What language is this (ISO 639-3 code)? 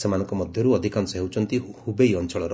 ori